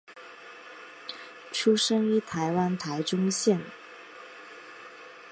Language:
Chinese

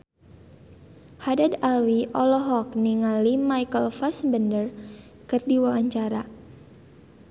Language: Sundanese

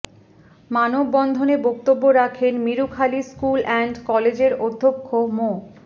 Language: Bangla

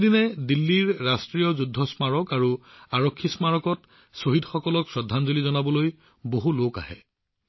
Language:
Assamese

